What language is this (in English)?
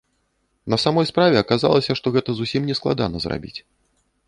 Belarusian